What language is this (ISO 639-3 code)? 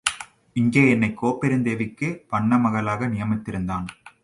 tam